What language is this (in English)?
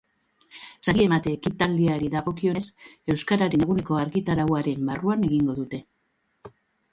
Basque